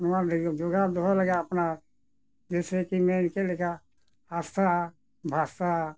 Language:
Santali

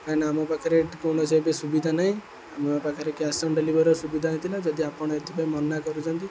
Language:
Odia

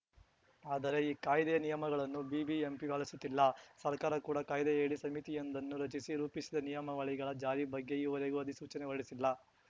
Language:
Kannada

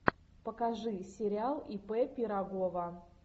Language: Russian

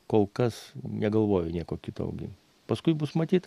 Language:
Lithuanian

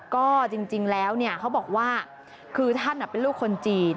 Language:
Thai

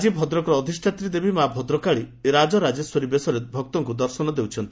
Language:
Odia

